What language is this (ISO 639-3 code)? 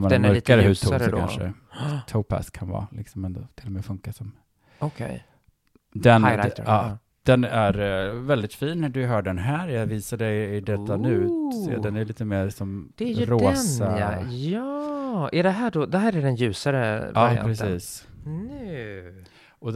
swe